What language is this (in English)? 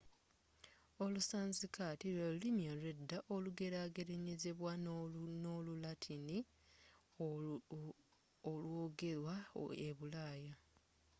Ganda